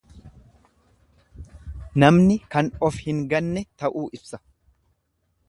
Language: Oromo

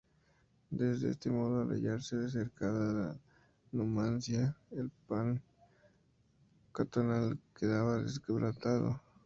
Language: Spanish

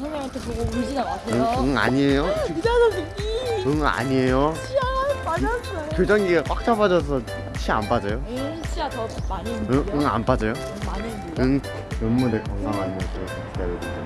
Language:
Korean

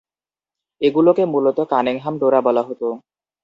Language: Bangla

